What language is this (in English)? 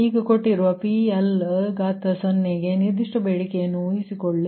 Kannada